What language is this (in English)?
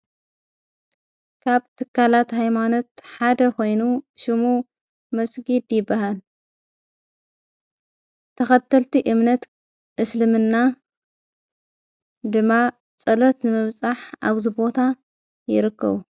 Tigrinya